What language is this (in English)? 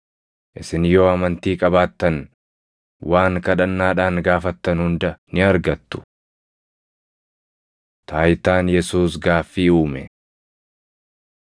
Oromo